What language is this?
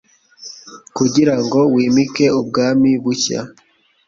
Kinyarwanda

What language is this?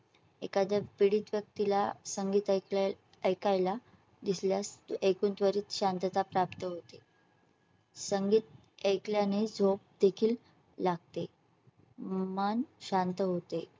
Marathi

